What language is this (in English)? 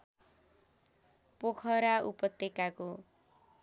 Nepali